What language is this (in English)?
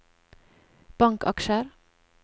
Norwegian